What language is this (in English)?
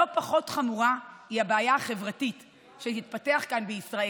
Hebrew